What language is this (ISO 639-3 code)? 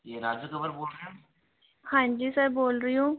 hin